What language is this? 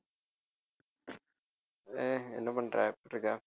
Tamil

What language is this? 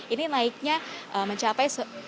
Indonesian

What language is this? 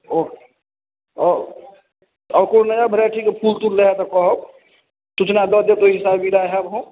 Maithili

